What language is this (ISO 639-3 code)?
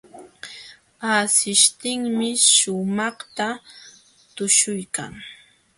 qxw